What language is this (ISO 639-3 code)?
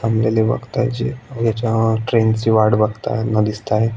mar